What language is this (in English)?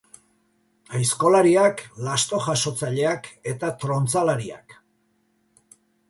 Basque